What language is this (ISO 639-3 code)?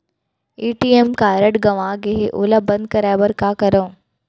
hne